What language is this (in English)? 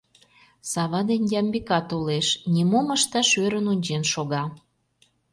Mari